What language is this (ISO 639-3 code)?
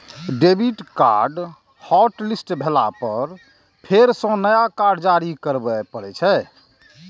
mai